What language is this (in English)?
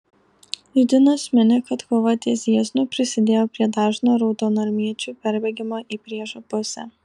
Lithuanian